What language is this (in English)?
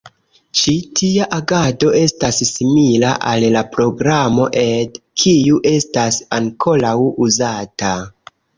Esperanto